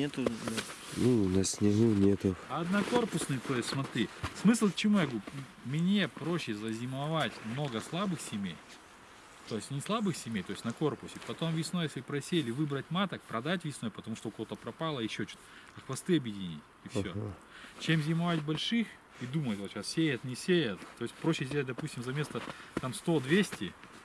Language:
Russian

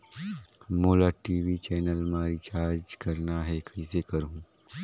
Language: Chhattisgarhi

